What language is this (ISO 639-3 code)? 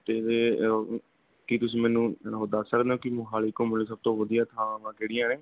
pan